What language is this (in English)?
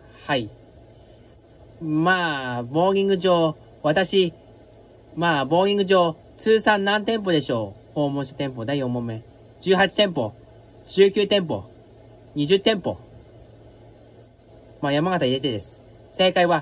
Japanese